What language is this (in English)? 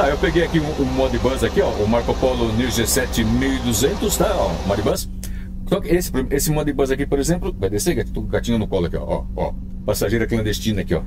Portuguese